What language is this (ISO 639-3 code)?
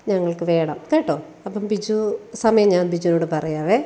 mal